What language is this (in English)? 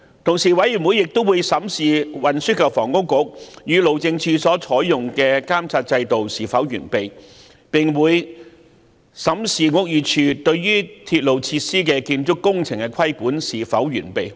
Cantonese